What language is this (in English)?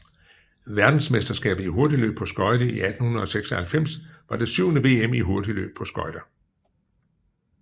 Danish